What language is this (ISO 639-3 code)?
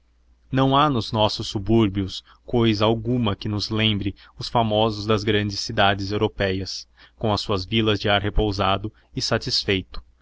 por